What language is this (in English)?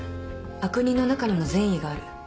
Japanese